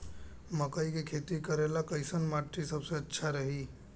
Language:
Bhojpuri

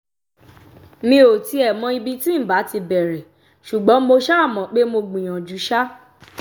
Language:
Yoruba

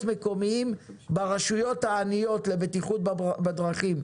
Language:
Hebrew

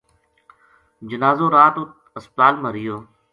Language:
Gujari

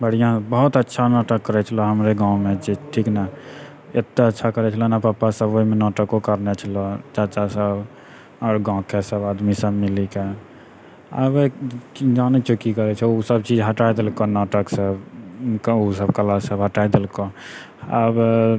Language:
Maithili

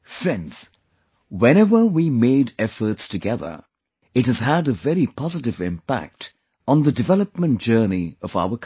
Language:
English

